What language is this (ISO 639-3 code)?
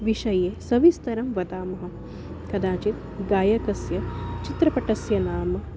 san